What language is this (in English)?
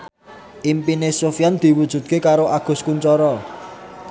Javanese